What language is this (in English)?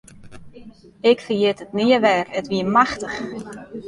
Western Frisian